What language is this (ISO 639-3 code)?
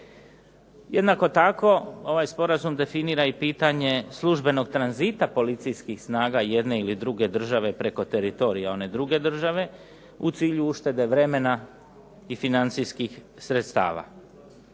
hrv